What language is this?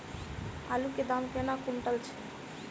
Maithili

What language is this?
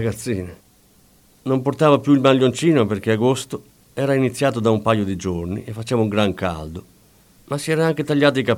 Italian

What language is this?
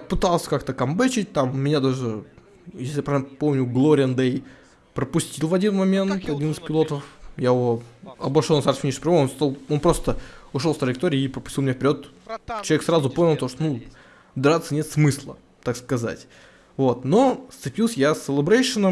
Russian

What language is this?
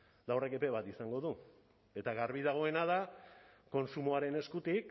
Basque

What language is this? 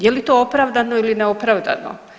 Croatian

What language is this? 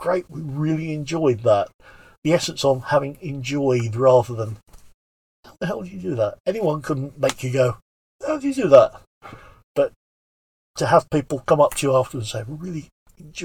English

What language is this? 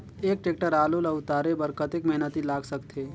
Chhattisgarhi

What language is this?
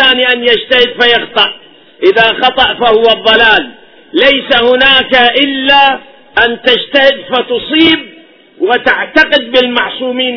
Arabic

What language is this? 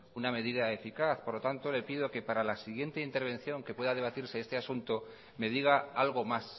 Spanish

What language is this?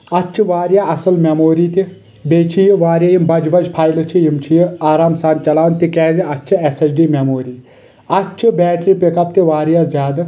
Kashmiri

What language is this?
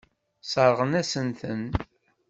Kabyle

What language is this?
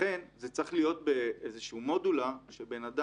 Hebrew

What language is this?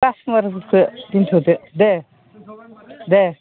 Bodo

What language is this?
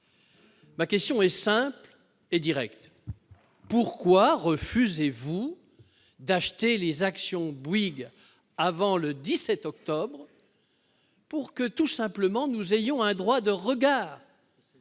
French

